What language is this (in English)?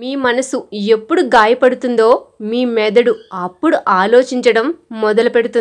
Telugu